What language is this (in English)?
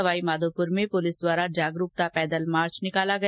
Hindi